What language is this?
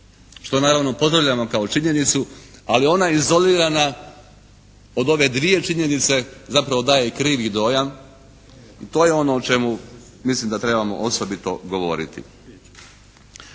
Croatian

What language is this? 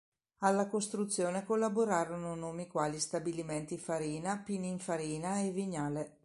Italian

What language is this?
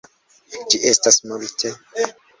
Esperanto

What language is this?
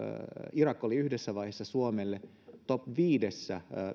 Finnish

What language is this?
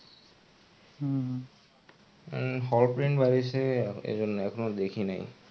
Bangla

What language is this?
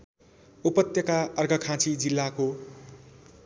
Nepali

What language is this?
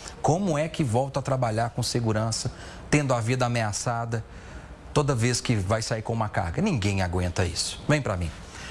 Portuguese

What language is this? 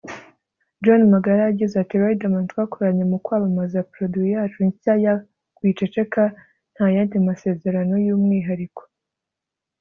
Kinyarwanda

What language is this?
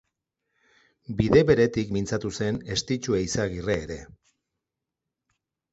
Basque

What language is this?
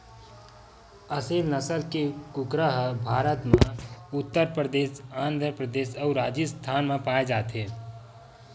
Chhattisgarhi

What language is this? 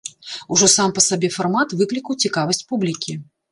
Belarusian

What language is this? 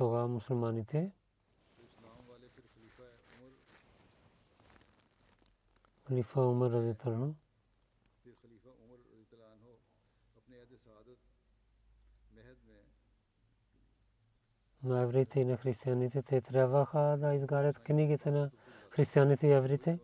Bulgarian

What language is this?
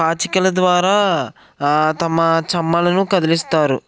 Telugu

